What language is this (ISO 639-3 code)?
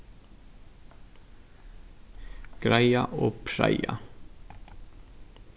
fao